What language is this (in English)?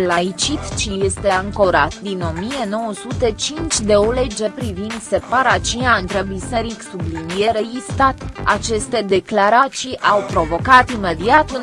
Romanian